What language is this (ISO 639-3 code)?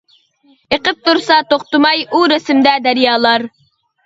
uig